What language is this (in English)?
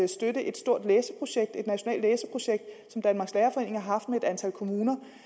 Danish